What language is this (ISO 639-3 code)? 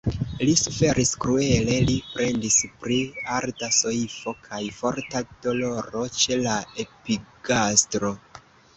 epo